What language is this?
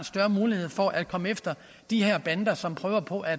Danish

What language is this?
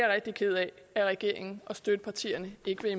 Danish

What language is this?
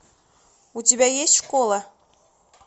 Russian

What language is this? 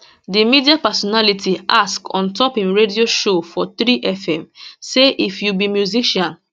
Nigerian Pidgin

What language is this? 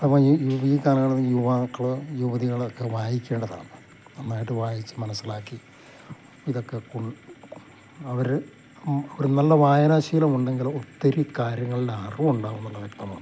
Malayalam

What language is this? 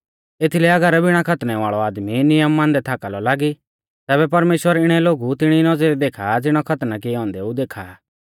Mahasu Pahari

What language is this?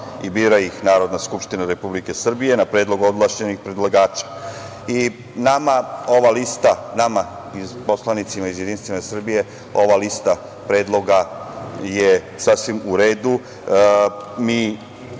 Serbian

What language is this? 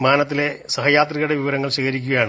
Malayalam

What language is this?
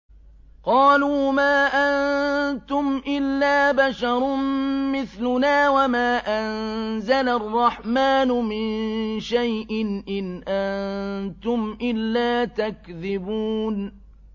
Arabic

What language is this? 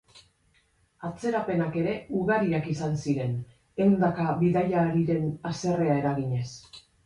Basque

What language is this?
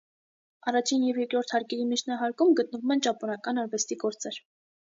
Armenian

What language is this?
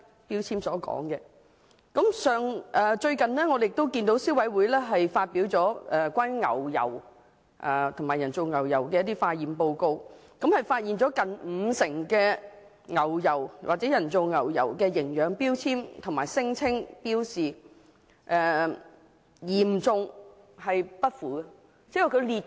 Cantonese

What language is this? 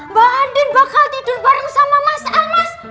Indonesian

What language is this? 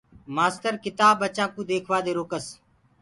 Gurgula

